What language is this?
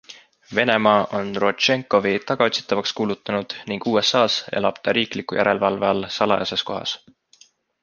Estonian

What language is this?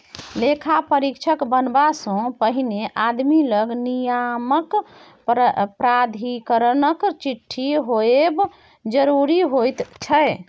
Maithili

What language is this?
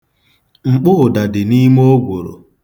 Igbo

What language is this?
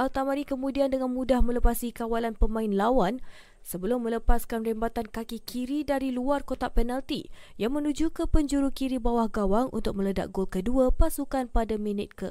Malay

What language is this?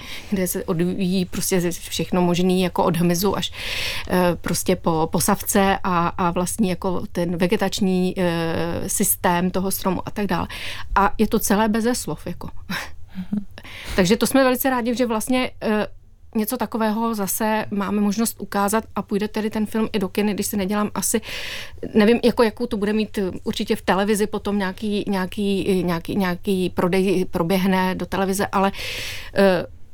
Czech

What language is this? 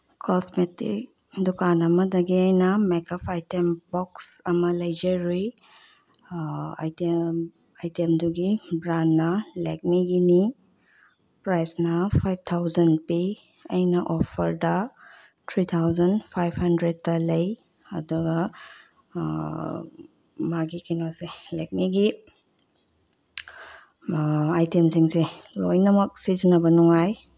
Manipuri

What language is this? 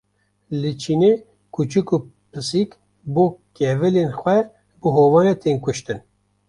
Kurdish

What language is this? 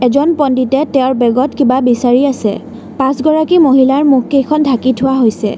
Assamese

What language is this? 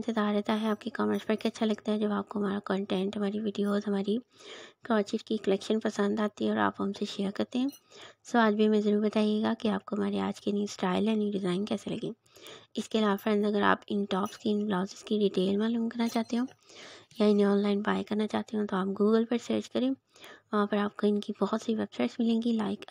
Korean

